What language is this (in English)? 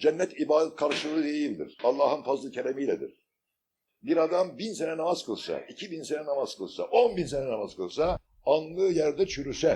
Turkish